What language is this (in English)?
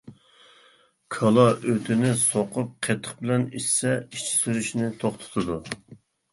Uyghur